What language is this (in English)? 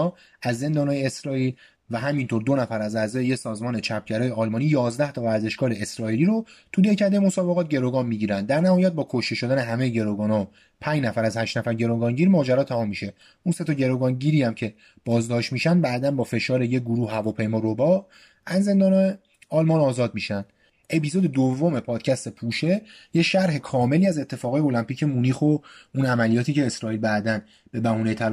Persian